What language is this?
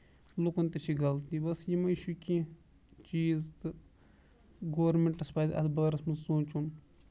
Kashmiri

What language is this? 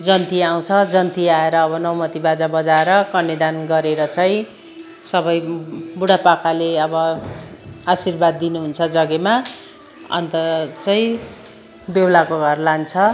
Nepali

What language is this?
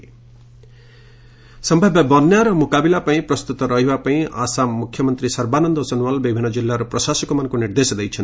Odia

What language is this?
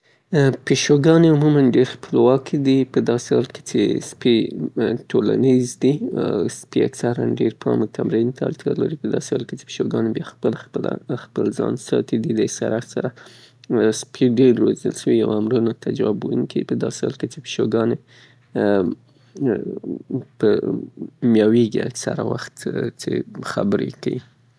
Southern Pashto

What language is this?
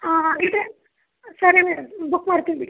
Kannada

